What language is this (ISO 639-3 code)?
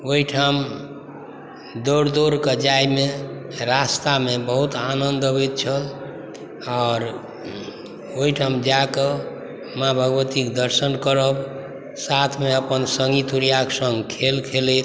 mai